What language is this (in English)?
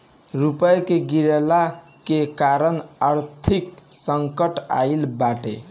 Bhojpuri